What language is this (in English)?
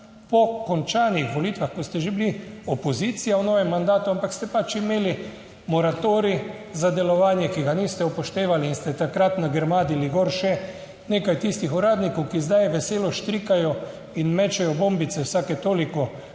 Slovenian